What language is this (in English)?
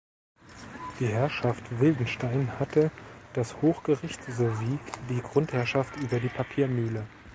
German